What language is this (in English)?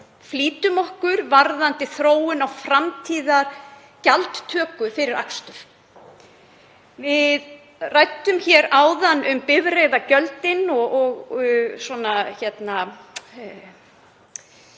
Icelandic